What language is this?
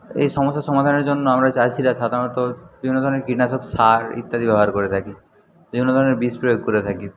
Bangla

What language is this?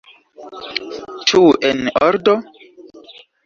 Esperanto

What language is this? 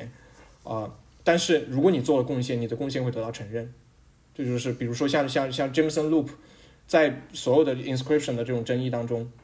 Chinese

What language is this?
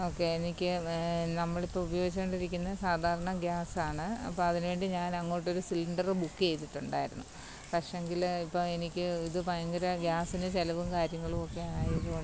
Malayalam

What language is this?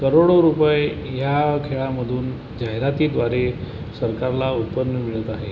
Marathi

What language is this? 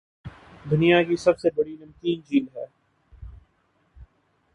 Urdu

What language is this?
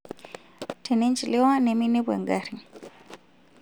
Masai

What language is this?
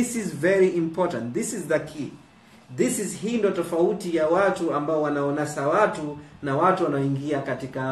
Swahili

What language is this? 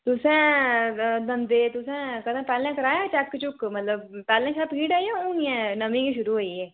Dogri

